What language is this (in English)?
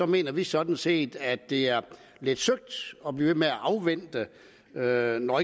Danish